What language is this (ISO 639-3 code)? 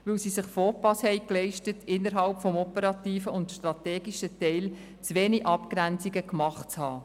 gsw